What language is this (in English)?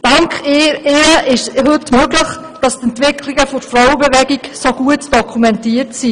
Swiss German